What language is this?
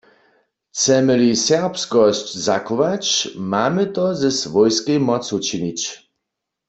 Upper Sorbian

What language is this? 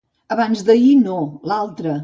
Catalan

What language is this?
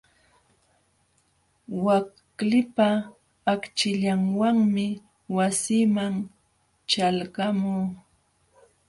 Jauja Wanca Quechua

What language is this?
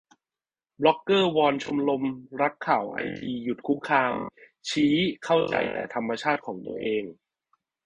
Thai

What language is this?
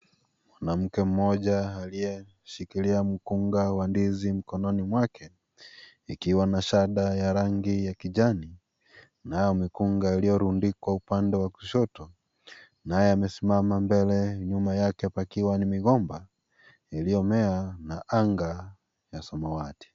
Swahili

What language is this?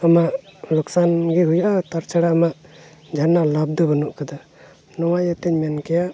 Santali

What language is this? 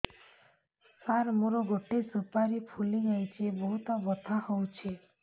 Odia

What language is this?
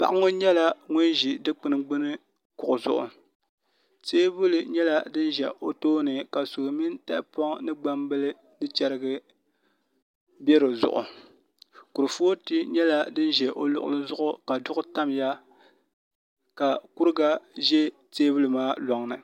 Dagbani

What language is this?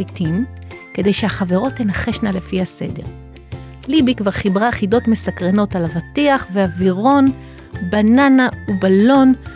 Hebrew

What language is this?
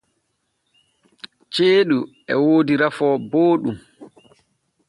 Borgu Fulfulde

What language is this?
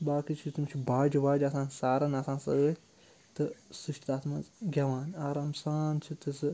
Kashmiri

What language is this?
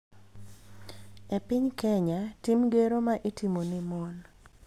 Luo (Kenya and Tanzania)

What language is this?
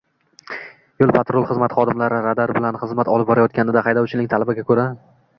Uzbek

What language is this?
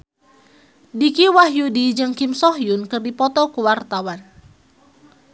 Sundanese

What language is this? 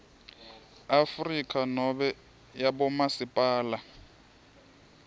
Swati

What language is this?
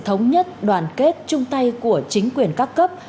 Vietnamese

